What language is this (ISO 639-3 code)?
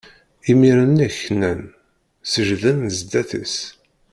kab